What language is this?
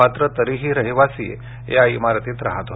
Marathi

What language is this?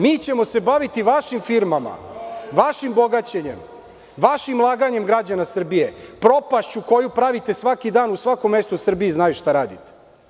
Serbian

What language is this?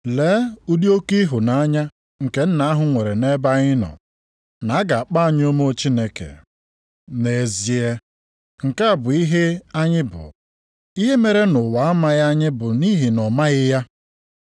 Igbo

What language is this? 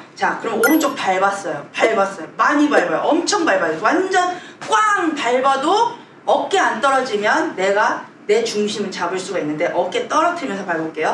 Korean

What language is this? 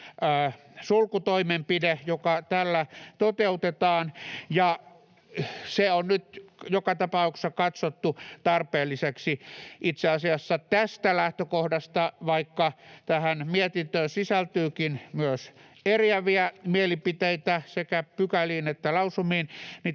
Finnish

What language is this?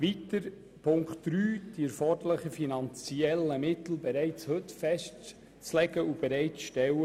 Swiss German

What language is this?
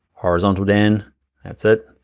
English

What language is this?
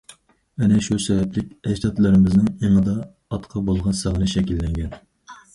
Uyghur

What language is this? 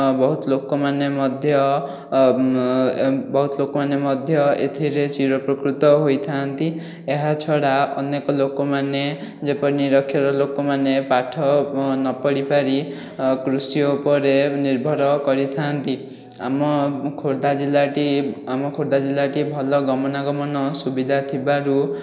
Odia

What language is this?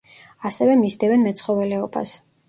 Georgian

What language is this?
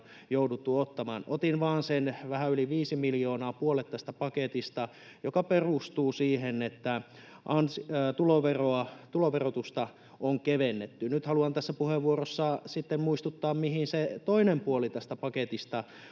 Finnish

